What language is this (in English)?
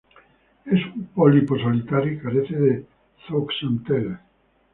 Spanish